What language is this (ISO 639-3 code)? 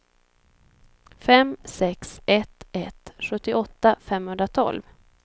swe